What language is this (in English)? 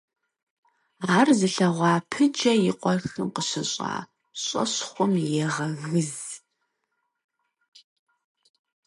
Kabardian